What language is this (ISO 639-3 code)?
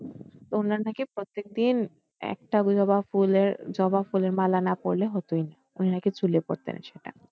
ben